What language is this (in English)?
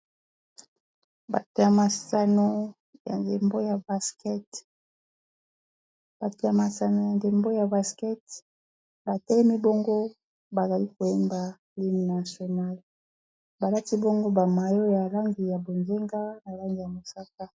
Lingala